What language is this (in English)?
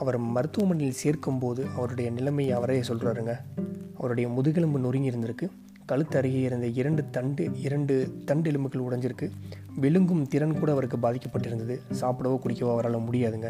Tamil